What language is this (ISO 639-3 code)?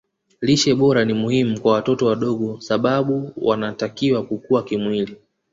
swa